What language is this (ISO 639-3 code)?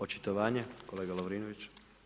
hrv